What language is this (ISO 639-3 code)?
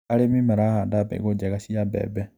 kik